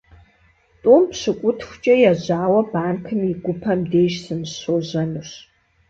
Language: Kabardian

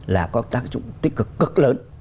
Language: Vietnamese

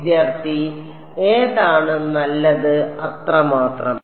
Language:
Malayalam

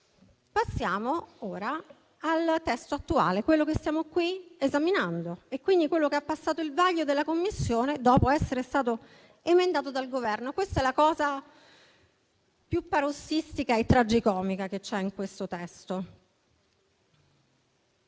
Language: Italian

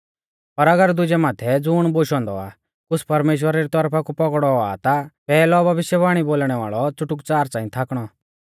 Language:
Mahasu Pahari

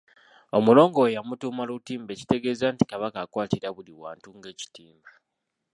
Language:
Ganda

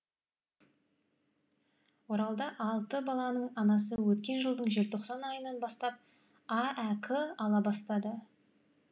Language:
Kazakh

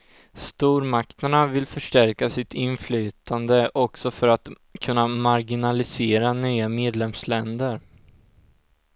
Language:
Swedish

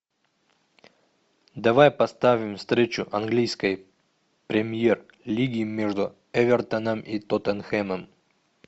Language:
Russian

